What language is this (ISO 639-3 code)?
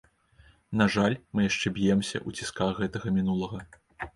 bel